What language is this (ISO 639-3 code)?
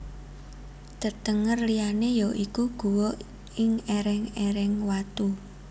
jav